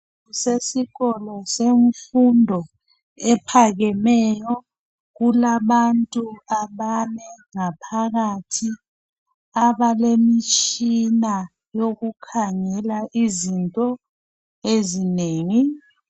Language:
North Ndebele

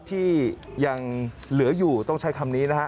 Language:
Thai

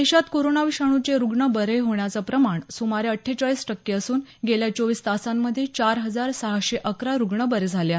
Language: Marathi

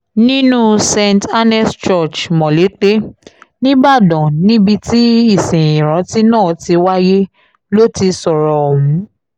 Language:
Yoruba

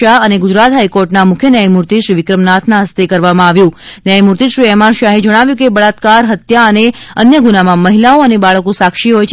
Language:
Gujarati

